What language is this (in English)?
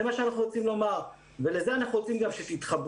Hebrew